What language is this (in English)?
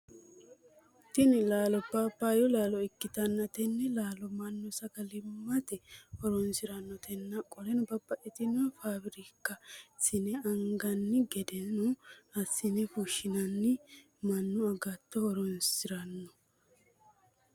Sidamo